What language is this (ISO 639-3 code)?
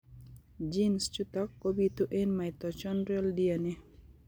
kln